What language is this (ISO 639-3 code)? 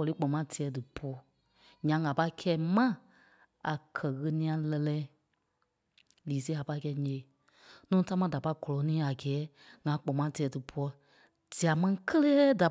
kpe